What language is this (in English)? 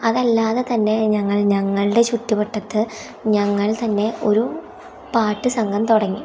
Malayalam